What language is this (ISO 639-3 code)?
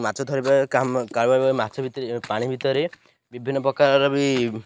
ori